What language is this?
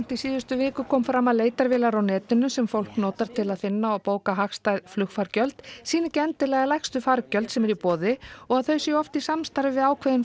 Icelandic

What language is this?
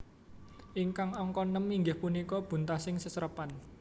Javanese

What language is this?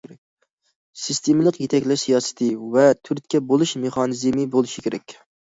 Uyghur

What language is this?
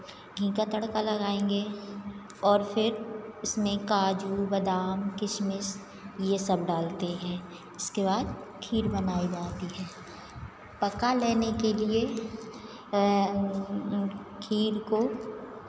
Hindi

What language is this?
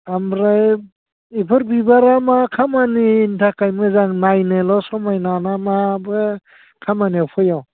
Bodo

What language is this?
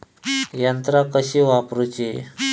Marathi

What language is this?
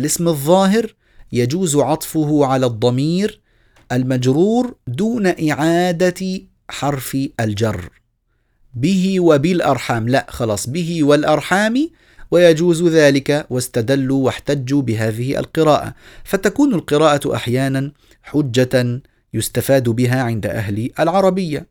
Arabic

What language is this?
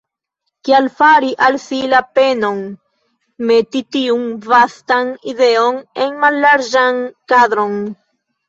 Esperanto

